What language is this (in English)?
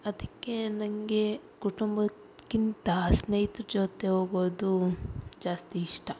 Kannada